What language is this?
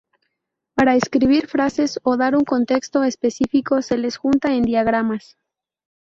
Spanish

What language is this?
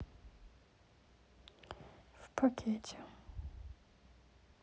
Russian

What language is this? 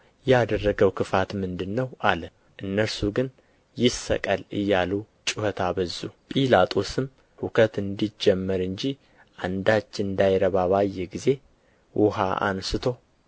Amharic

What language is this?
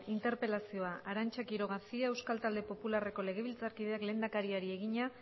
Basque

